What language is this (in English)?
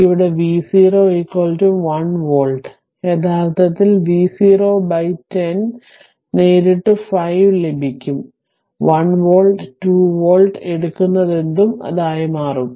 Malayalam